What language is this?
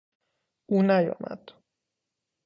Persian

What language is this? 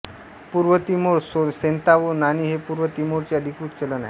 Marathi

